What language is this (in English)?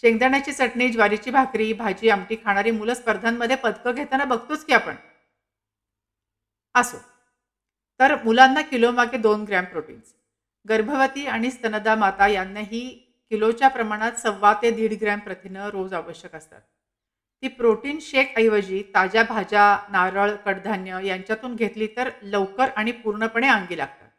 Marathi